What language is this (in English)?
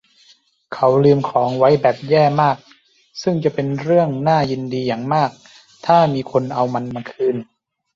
Thai